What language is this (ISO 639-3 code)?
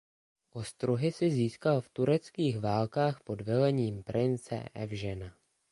ces